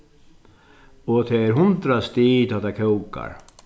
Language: Faroese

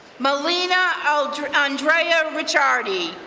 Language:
English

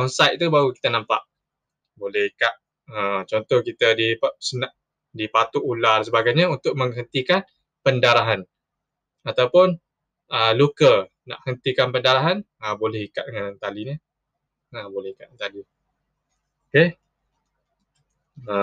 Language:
Malay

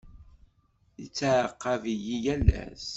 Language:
Kabyle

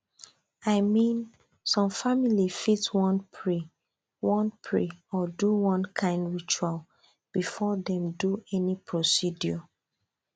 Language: Nigerian Pidgin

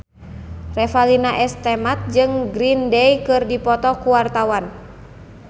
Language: Sundanese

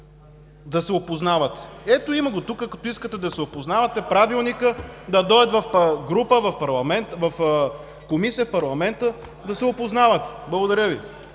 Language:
Bulgarian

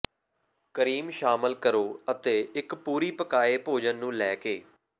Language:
Punjabi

